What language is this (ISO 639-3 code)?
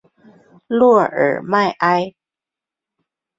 zho